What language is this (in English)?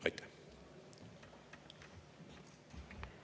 Estonian